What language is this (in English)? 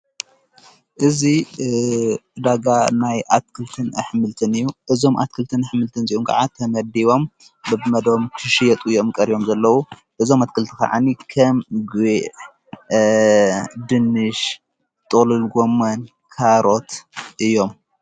Tigrinya